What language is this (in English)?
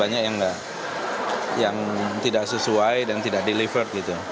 Indonesian